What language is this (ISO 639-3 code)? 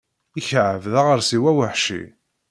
kab